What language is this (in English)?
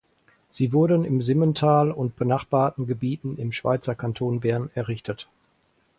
German